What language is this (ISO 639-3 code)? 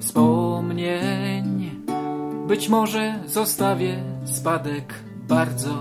pol